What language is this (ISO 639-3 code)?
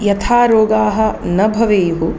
san